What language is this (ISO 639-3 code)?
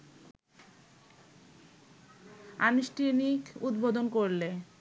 ben